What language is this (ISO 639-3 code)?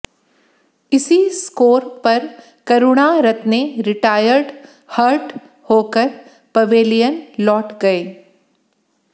hin